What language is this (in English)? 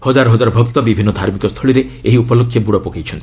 Odia